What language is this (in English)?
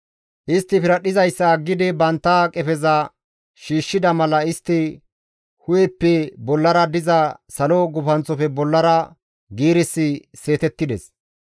Gamo